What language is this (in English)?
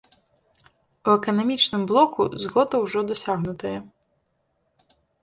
Belarusian